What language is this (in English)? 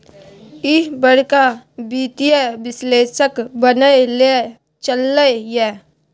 Maithili